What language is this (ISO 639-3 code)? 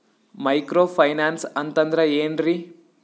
kan